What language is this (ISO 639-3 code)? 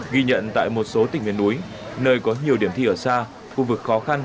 vie